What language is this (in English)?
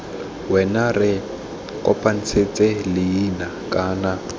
Tswana